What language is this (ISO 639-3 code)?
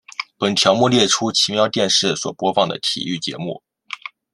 zho